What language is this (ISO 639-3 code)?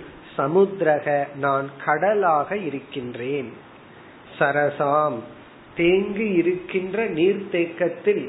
tam